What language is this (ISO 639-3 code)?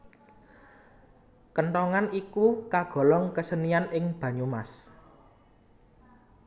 jav